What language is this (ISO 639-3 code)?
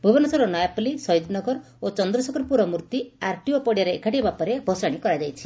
ori